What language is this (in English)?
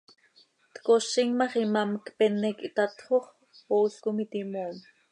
Seri